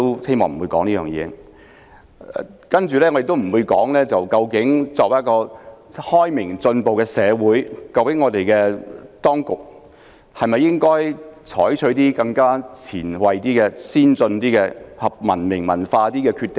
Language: Cantonese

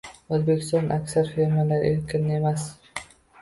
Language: Uzbek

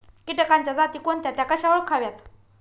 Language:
Marathi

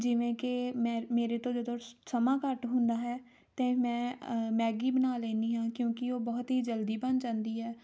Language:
Punjabi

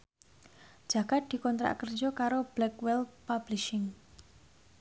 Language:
Javanese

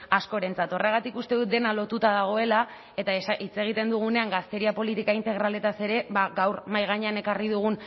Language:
Basque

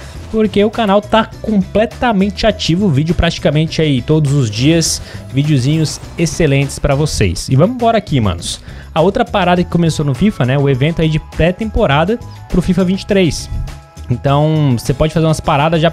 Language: Portuguese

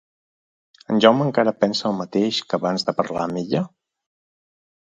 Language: Catalan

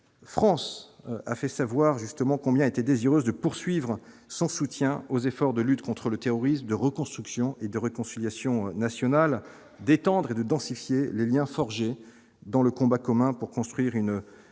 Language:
French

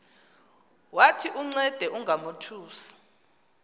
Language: Xhosa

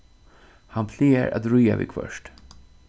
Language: Faroese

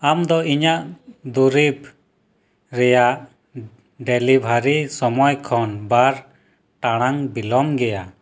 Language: Santali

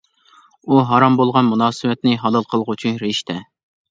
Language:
Uyghur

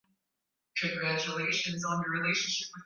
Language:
Swahili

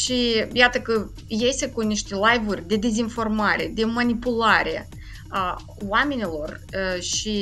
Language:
Romanian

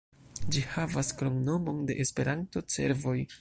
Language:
Esperanto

